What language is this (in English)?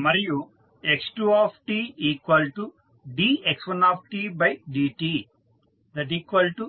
Telugu